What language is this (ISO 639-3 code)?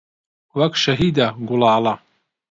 ckb